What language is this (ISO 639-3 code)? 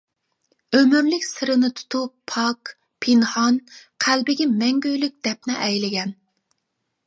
uig